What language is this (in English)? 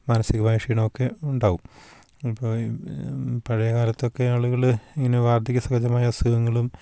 Malayalam